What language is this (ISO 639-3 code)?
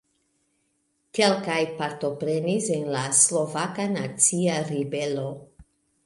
epo